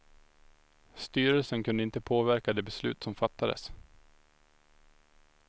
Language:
Swedish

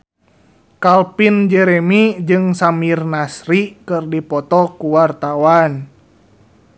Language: Sundanese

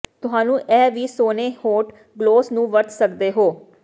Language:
Punjabi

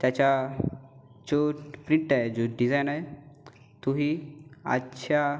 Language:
Marathi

